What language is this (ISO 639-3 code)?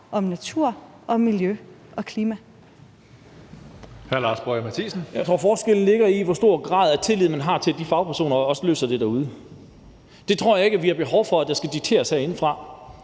dan